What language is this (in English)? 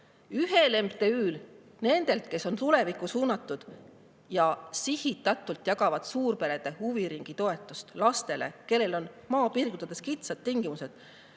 Estonian